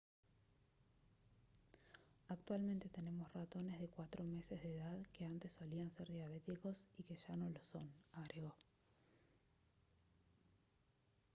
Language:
Spanish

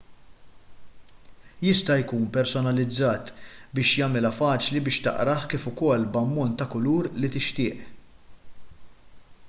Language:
Maltese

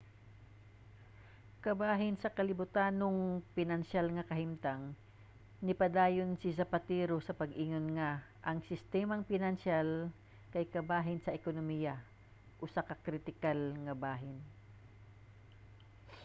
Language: Cebuano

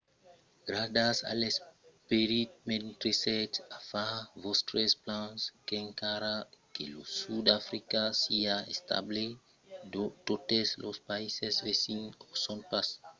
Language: Occitan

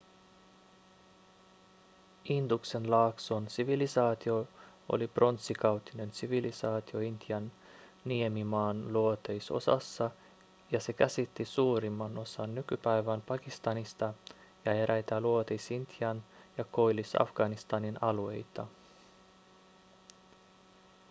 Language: Finnish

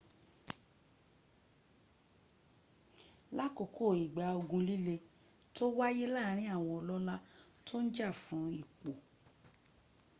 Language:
Yoruba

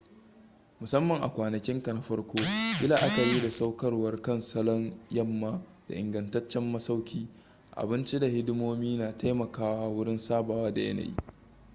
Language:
Hausa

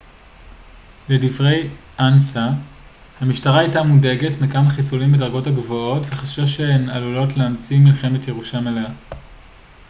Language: Hebrew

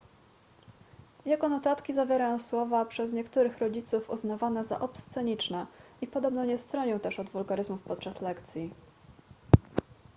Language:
Polish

